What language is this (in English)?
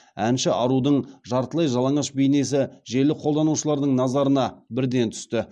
Kazakh